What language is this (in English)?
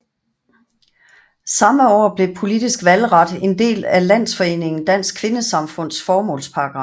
Danish